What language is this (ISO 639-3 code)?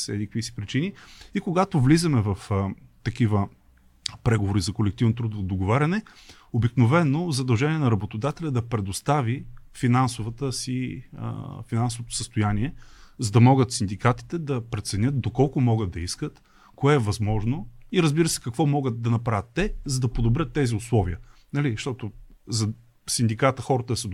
bul